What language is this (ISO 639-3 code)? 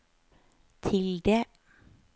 nor